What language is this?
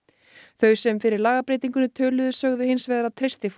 Icelandic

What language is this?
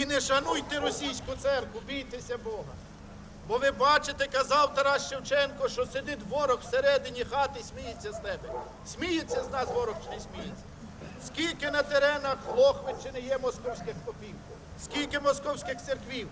Ukrainian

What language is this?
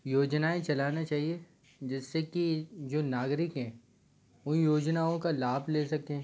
Hindi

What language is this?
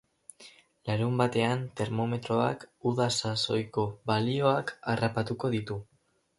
Basque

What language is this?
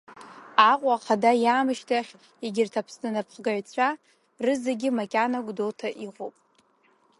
Abkhazian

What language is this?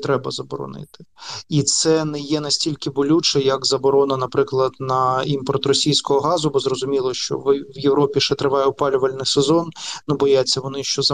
Ukrainian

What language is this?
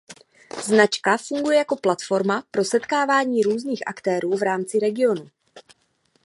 Czech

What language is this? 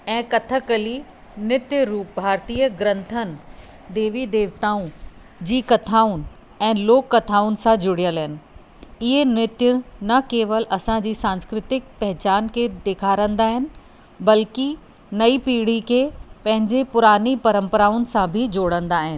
Sindhi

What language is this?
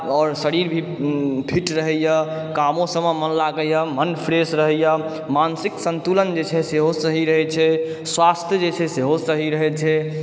Maithili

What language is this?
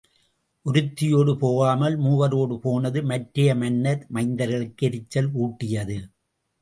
Tamil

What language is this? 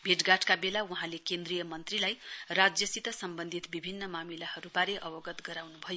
Nepali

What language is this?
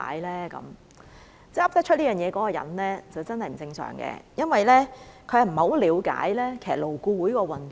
Cantonese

